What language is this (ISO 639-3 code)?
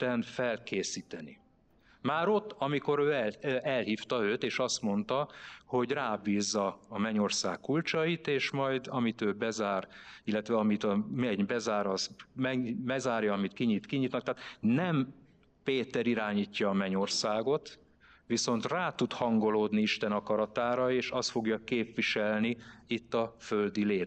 hun